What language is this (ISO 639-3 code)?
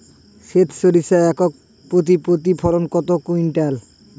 ben